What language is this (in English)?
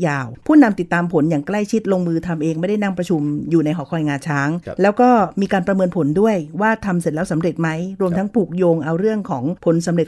Thai